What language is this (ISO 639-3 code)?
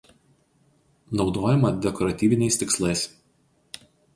lit